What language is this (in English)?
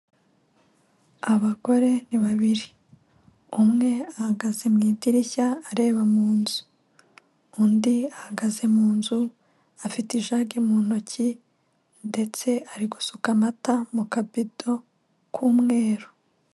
Kinyarwanda